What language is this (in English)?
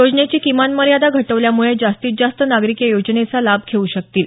Marathi